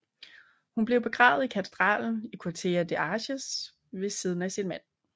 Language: Danish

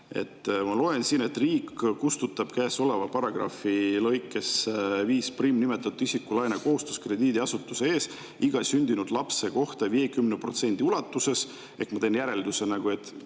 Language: Estonian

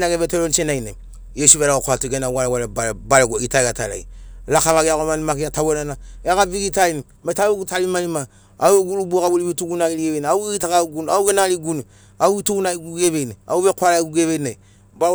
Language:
Sinaugoro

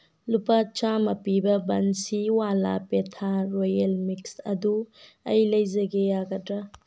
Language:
Manipuri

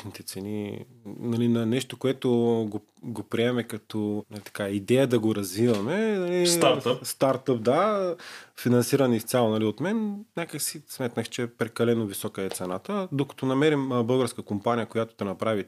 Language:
Bulgarian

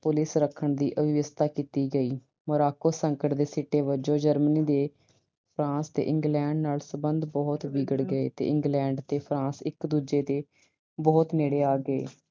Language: Punjabi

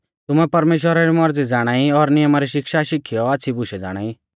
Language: Mahasu Pahari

